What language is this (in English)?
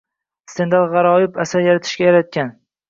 Uzbek